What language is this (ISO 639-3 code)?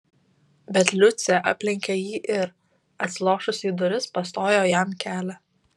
lit